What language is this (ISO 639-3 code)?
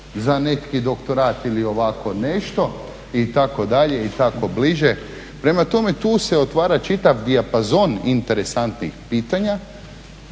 hrv